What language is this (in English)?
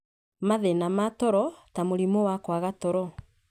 Kikuyu